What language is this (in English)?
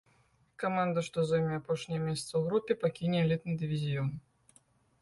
Belarusian